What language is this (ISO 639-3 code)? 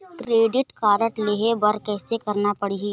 hne